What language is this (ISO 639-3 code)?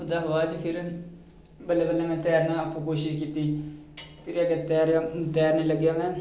doi